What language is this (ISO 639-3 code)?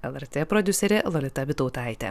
lit